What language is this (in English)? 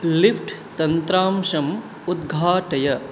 Sanskrit